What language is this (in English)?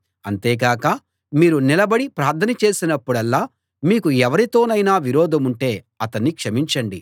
Telugu